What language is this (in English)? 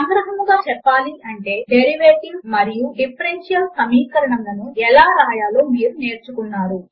Telugu